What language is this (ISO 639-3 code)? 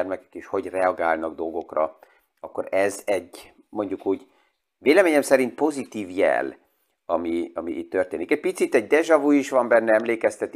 hun